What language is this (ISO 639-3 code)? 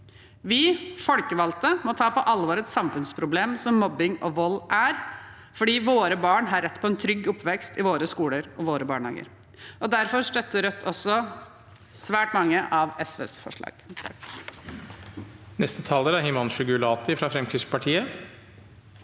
nor